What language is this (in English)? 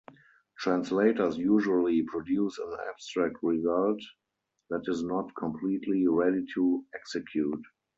English